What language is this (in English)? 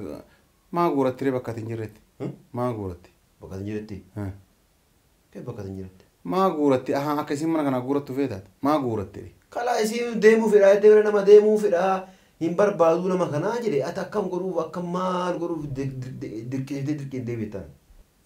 Arabic